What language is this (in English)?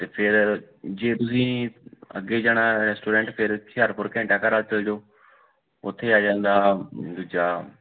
Punjabi